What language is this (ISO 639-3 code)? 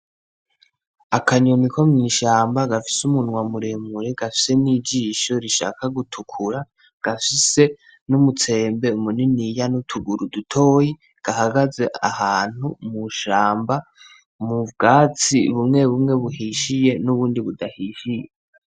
run